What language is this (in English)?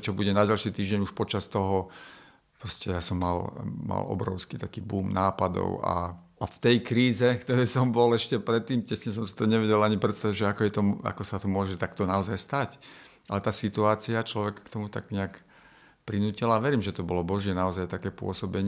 Slovak